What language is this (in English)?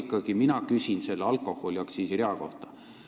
Estonian